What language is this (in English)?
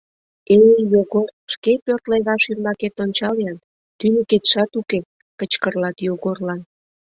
Mari